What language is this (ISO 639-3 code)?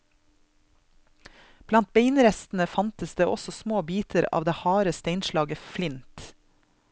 nor